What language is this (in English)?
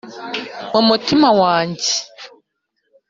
Kinyarwanda